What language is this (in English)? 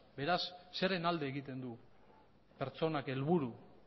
Basque